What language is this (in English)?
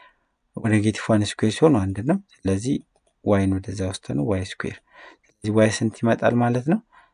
Arabic